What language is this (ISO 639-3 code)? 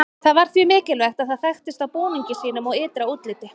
isl